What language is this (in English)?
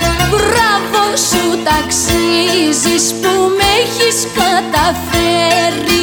Greek